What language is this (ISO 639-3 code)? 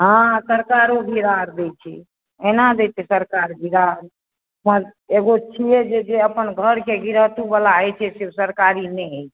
mai